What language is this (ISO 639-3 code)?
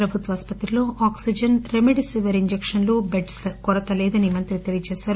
tel